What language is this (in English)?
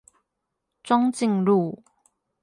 Chinese